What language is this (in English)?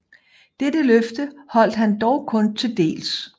Danish